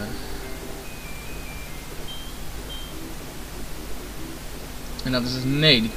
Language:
Dutch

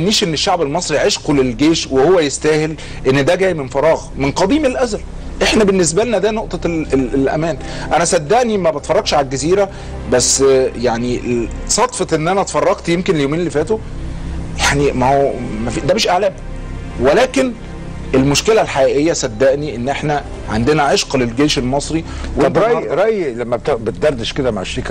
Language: Arabic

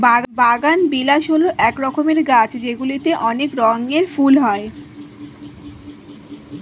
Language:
Bangla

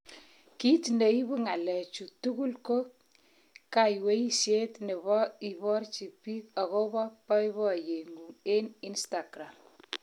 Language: Kalenjin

